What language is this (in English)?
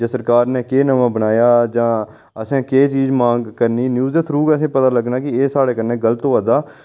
Dogri